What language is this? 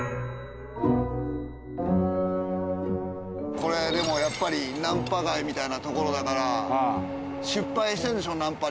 Japanese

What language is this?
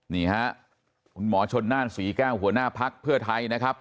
Thai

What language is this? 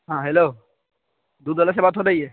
Urdu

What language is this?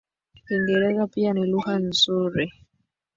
Swahili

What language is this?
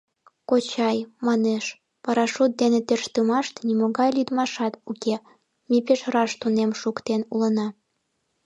Mari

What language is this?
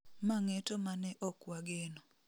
Luo (Kenya and Tanzania)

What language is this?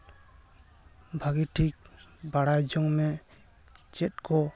Santali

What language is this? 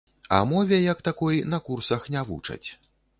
Belarusian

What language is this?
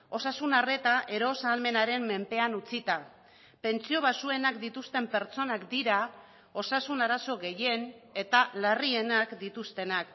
Basque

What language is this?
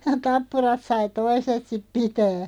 Finnish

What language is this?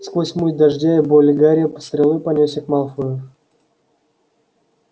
Russian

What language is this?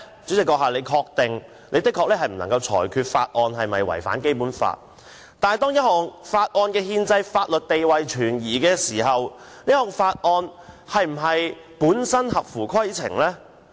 Cantonese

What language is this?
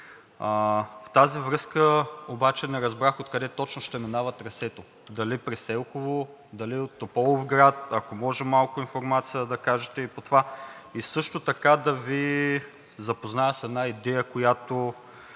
Bulgarian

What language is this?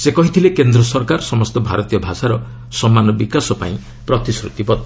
Odia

